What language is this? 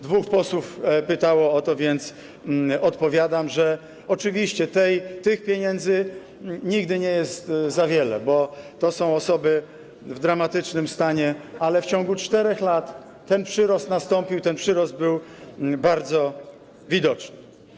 Polish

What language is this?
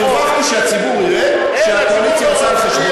Hebrew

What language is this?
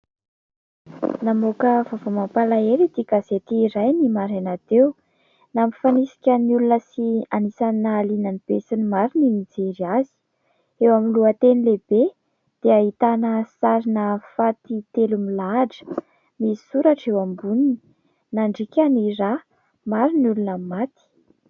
Malagasy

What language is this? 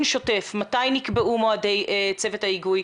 Hebrew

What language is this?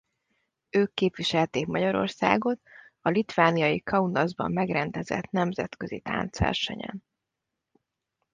Hungarian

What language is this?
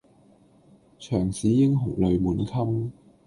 Cantonese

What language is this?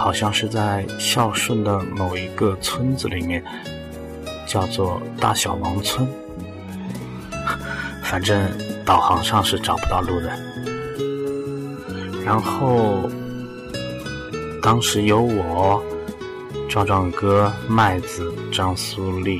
Chinese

